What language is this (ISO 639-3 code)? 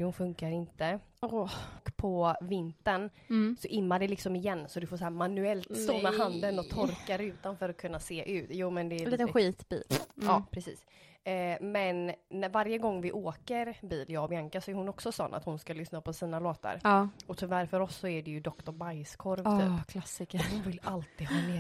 swe